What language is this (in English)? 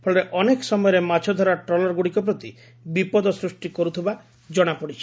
Odia